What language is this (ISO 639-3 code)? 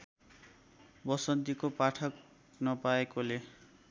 nep